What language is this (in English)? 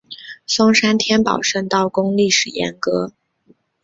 Chinese